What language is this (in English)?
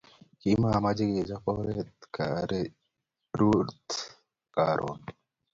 Kalenjin